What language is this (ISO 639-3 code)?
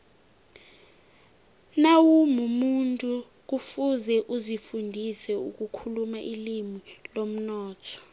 nbl